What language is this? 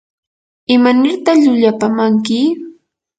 Yanahuanca Pasco Quechua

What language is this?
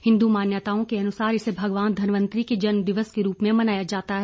Hindi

